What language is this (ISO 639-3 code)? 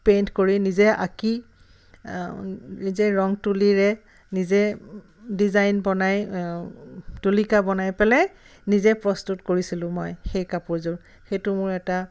asm